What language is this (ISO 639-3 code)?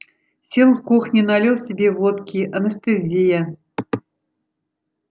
rus